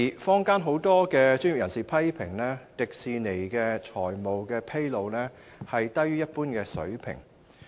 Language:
Cantonese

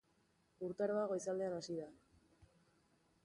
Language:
Basque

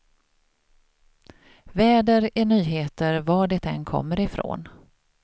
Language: Swedish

